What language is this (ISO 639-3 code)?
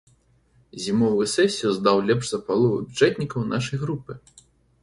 bel